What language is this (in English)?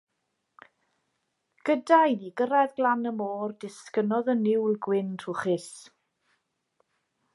Welsh